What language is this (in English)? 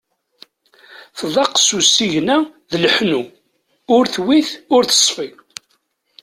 Kabyle